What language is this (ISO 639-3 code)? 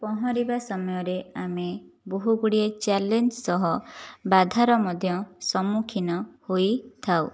ori